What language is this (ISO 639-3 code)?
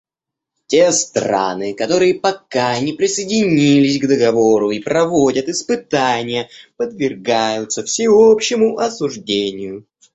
rus